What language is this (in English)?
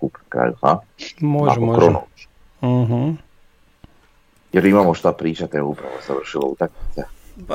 Croatian